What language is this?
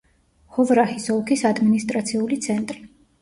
Georgian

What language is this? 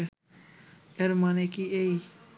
Bangla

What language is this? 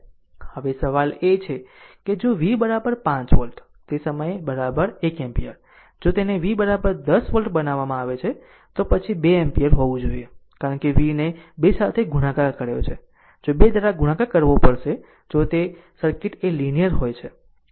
Gujarati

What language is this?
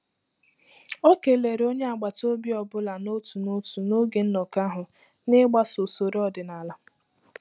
Igbo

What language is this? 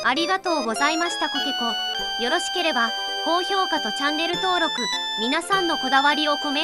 Japanese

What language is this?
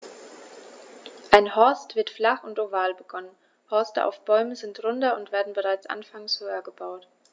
German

